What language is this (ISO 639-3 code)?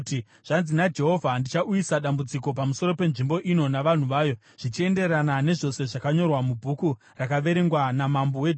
sna